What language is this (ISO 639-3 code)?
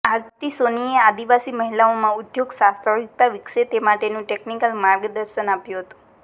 guj